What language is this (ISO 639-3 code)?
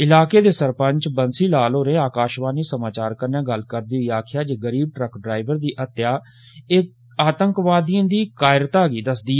doi